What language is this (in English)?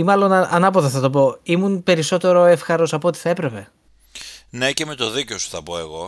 Greek